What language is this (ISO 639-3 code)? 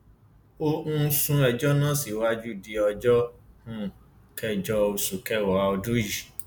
yor